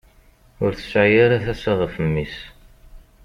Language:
Kabyle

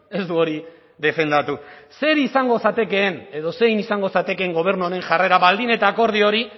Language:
Basque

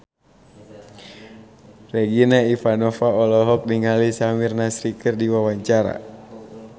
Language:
Sundanese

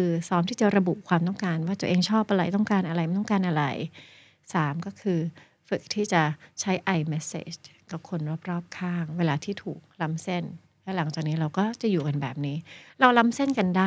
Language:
Thai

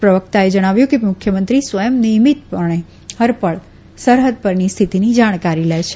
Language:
Gujarati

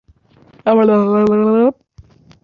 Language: Uzbek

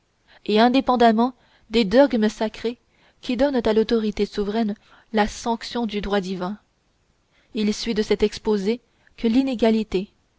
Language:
French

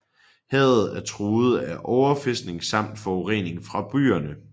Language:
Danish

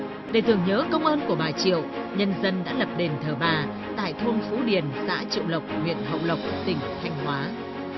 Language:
Vietnamese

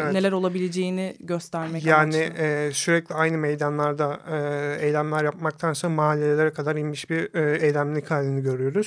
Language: Turkish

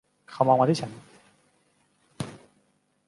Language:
Thai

